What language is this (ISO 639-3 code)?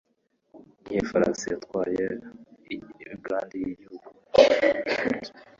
kin